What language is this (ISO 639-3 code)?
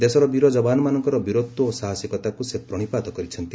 ori